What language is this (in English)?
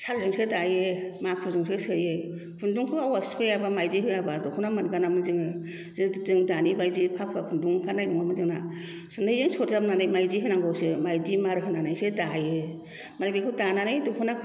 Bodo